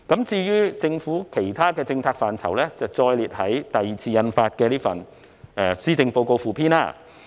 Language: Cantonese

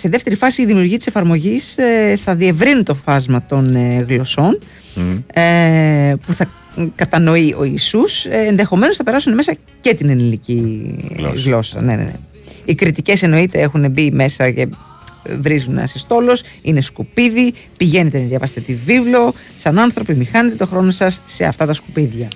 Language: Greek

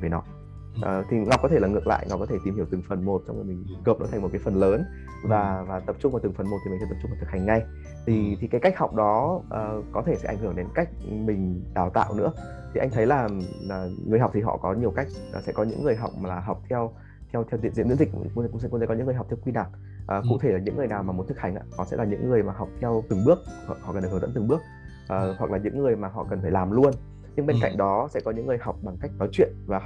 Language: Vietnamese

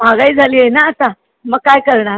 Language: Marathi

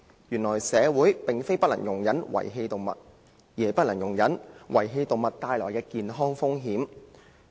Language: Cantonese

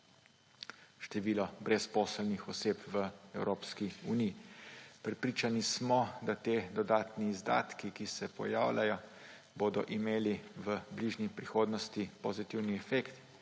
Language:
Slovenian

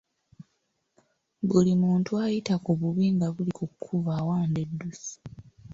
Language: Ganda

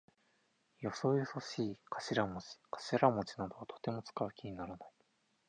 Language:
Japanese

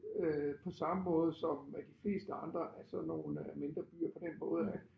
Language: Danish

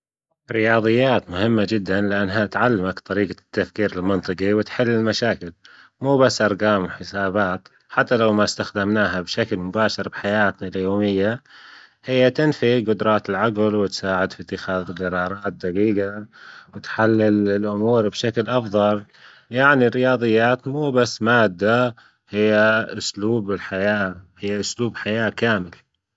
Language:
Gulf Arabic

